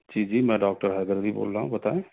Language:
Urdu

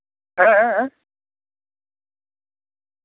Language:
Santali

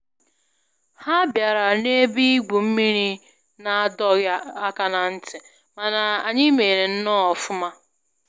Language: Igbo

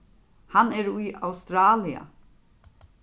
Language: Faroese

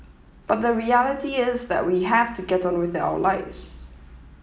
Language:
English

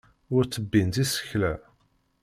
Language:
Kabyle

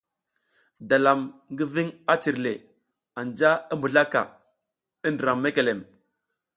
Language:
South Giziga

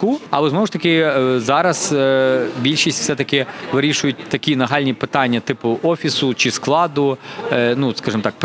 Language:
Ukrainian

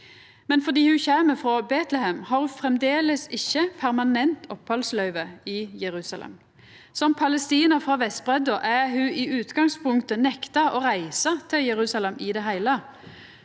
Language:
Norwegian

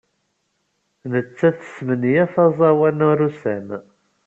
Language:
Kabyle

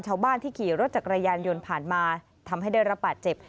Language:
Thai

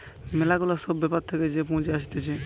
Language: Bangla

